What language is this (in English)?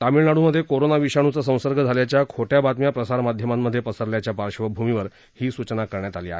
Marathi